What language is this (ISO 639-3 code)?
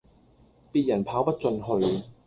yue